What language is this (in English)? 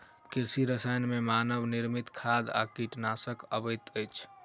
Maithili